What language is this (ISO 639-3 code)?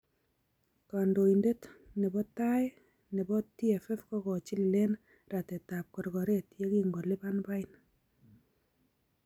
kln